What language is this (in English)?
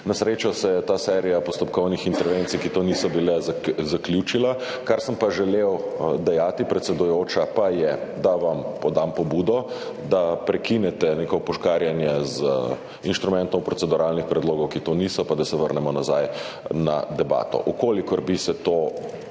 Slovenian